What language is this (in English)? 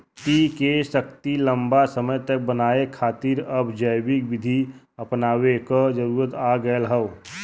Bhojpuri